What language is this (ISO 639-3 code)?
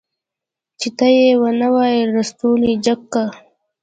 pus